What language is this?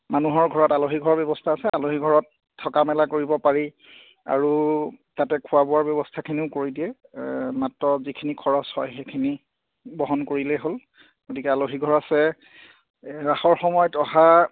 Assamese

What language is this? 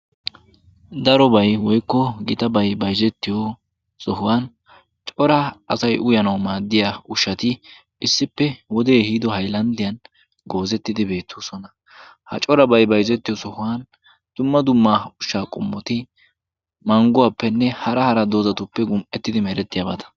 Wolaytta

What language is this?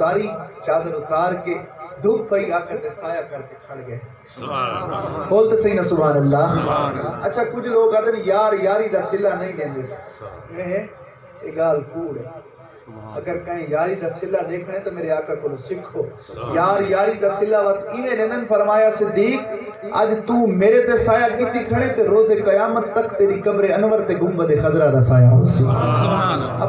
Urdu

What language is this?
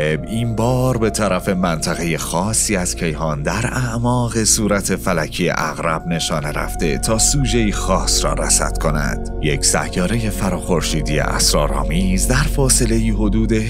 Persian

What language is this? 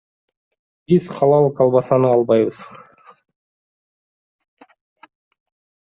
Kyrgyz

